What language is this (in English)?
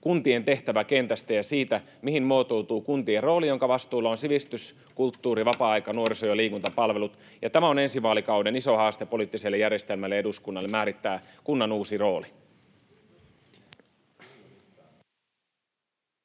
Finnish